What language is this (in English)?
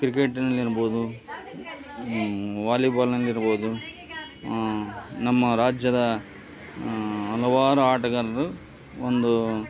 Kannada